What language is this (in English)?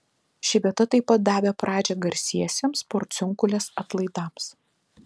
Lithuanian